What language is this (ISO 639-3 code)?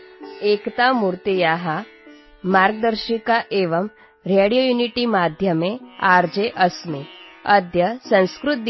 ori